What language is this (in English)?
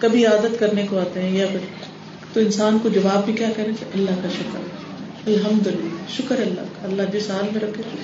Urdu